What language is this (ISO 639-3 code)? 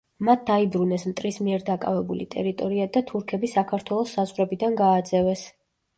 kat